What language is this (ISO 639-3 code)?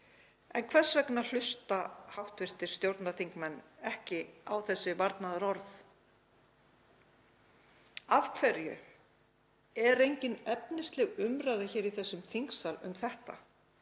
isl